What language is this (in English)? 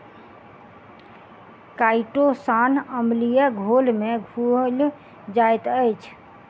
Maithili